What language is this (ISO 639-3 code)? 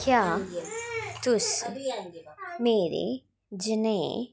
doi